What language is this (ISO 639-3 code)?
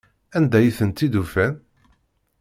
kab